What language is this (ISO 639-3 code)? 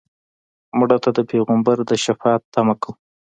pus